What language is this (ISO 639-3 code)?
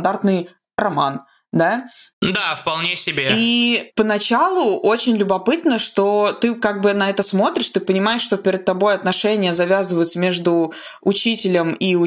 rus